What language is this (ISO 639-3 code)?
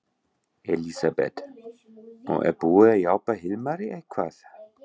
isl